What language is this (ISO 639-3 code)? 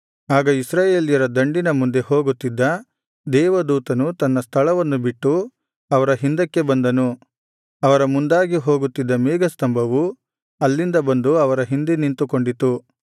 kan